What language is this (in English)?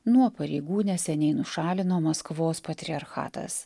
Lithuanian